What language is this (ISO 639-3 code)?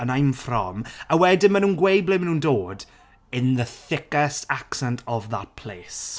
cym